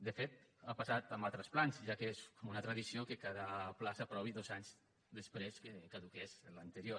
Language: Catalan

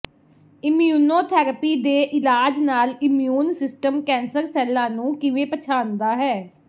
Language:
Punjabi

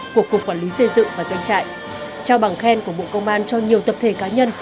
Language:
Vietnamese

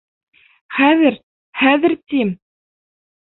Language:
Bashkir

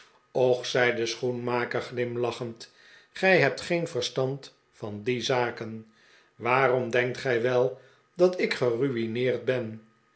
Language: Dutch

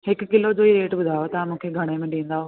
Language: Sindhi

